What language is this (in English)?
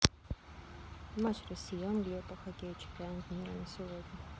Russian